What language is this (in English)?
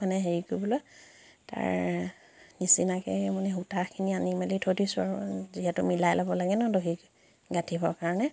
Assamese